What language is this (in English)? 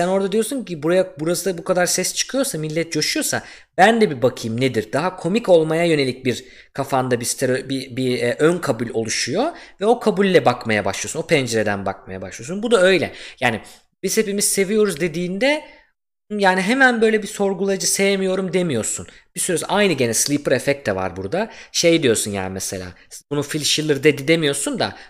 Turkish